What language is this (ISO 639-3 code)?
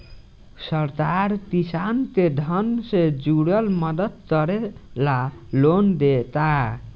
bho